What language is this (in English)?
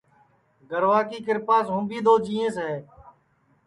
Sansi